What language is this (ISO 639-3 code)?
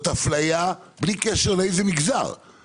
heb